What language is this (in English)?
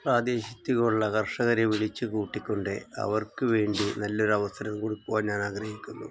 Malayalam